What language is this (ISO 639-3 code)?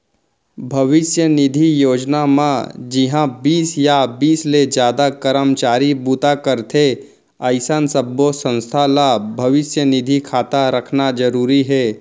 hne